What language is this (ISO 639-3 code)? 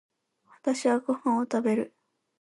jpn